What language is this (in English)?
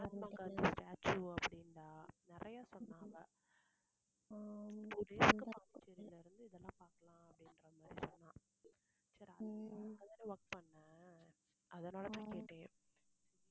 Tamil